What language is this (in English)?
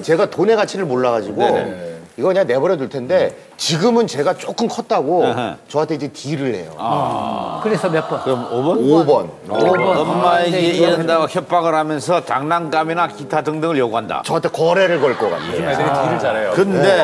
Korean